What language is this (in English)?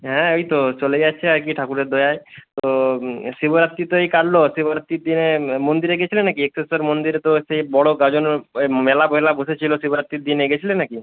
Bangla